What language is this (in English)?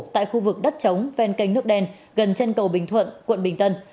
Vietnamese